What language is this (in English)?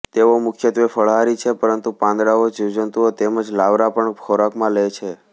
Gujarati